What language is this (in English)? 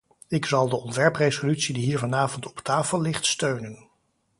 Dutch